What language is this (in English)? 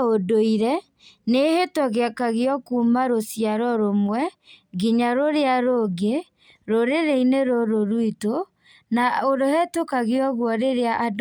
Kikuyu